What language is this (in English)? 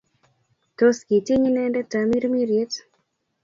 Kalenjin